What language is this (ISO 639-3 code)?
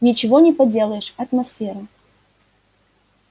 rus